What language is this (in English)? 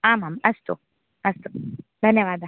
Sanskrit